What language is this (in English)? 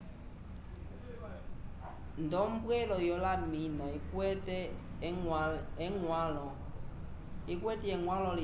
Umbundu